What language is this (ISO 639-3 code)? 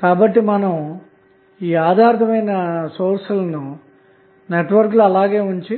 tel